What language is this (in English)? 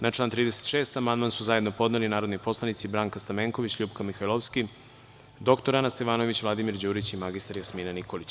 Serbian